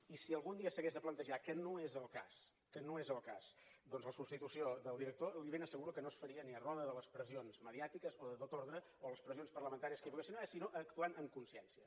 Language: Catalan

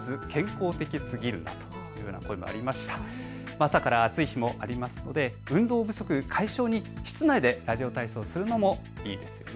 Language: Japanese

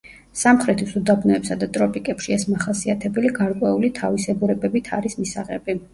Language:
Georgian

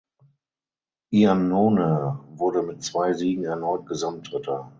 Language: German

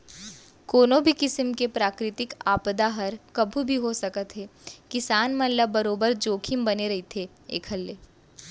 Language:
Chhattisgarhi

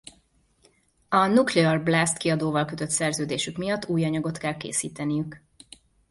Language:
Hungarian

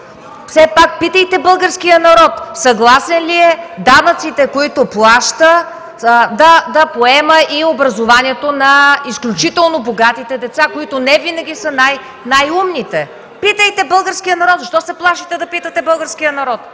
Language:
Bulgarian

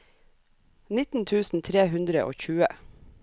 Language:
Norwegian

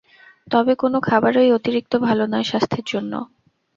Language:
Bangla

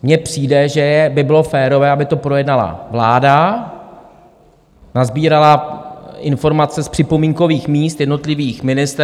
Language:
Czech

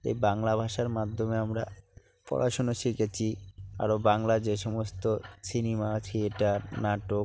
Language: Bangla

